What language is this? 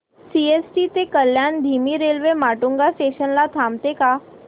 Marathi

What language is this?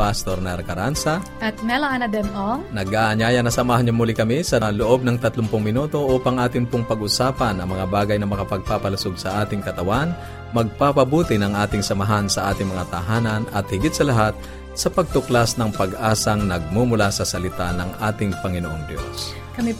Filipino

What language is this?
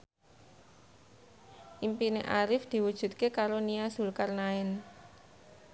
Javanese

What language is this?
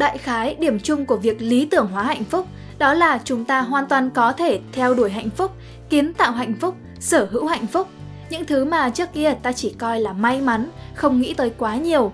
Vietnamese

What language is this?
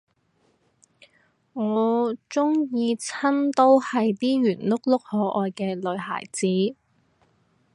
Cantonese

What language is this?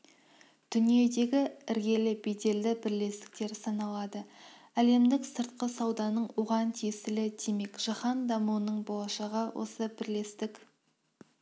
Kazakh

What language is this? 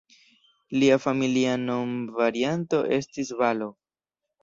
Esperanto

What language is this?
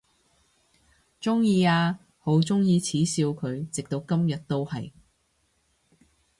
Cantonese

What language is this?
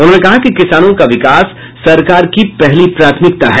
Hindi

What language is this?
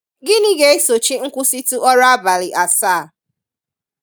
Igbo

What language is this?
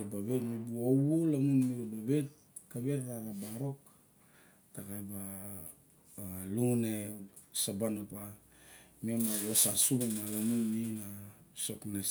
Barok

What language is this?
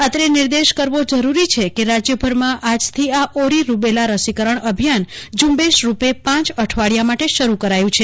Gujarati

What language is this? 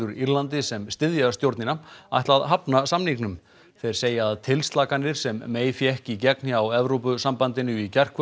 Icelandic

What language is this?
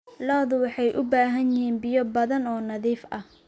Somali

